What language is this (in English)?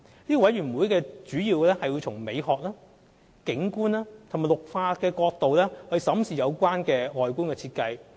Cantonese